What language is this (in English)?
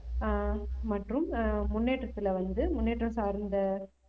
Tamil